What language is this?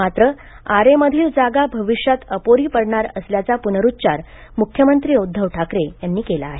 Marathi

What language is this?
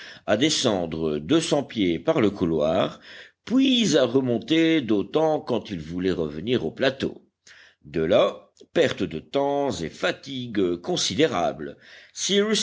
French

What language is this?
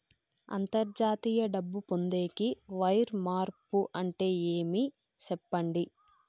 Telugu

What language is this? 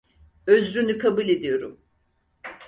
Turkish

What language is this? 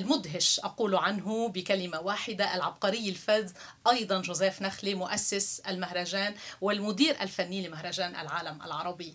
Arabic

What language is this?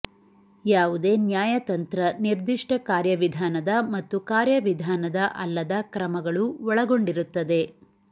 Kannada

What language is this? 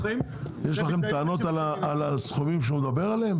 Hebrew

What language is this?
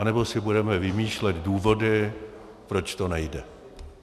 Czech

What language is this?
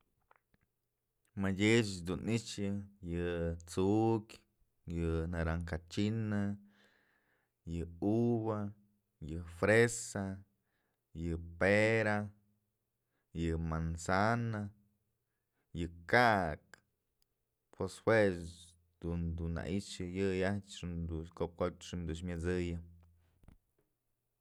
Mazatlán Mixe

